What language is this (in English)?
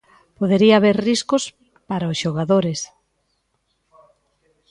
Galician